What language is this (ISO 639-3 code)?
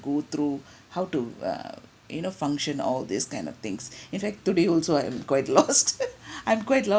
eng